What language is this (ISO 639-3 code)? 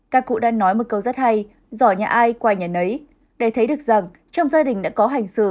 vie